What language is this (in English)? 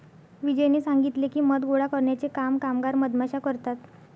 Marathi